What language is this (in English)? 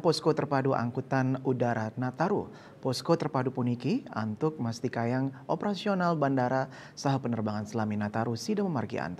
Indonesian